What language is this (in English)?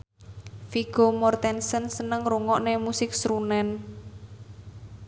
Javanese